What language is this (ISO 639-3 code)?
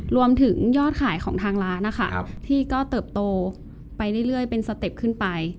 tha